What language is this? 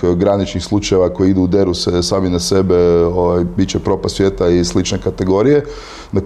Croatian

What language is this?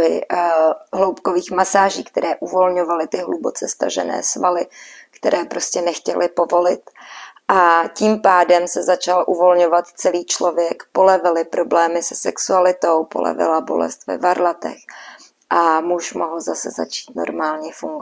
Czech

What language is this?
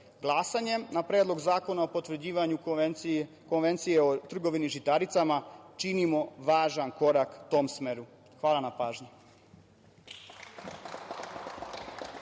Serbian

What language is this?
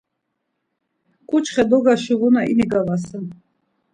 Laz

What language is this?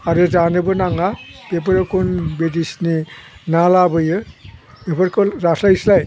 Bodo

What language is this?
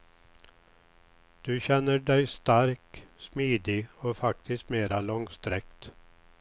Swedish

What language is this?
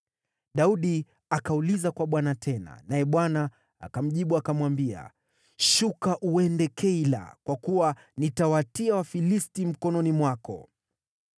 Swahili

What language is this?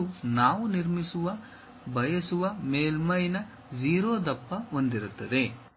Kannada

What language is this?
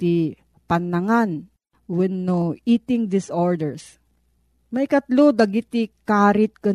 Filipino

